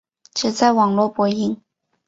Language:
Chinese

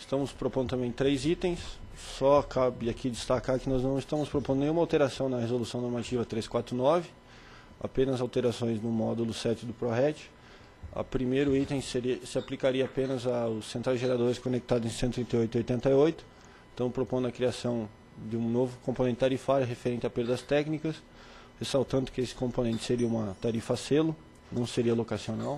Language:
Portuguese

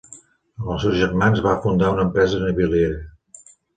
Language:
Catalan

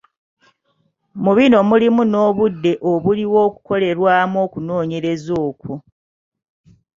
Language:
Ganda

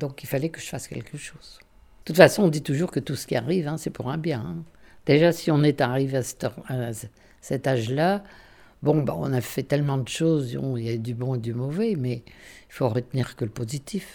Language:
French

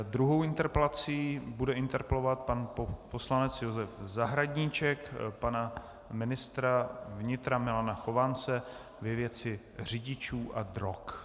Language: Czech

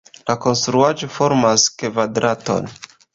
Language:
Esperanto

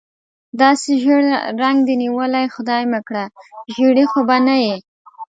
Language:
Pashto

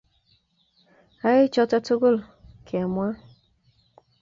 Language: Kalenjin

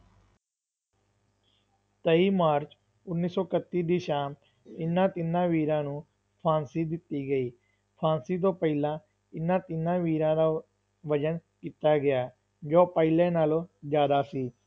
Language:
Punjabi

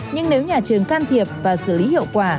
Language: Vietnamese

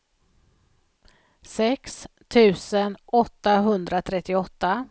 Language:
Swedish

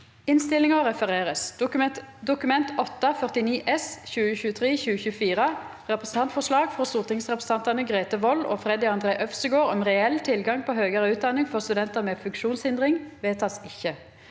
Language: Norwegian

